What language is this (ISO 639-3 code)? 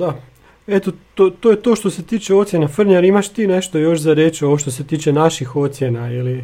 hrv